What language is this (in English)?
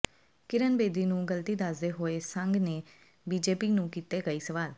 Punjabi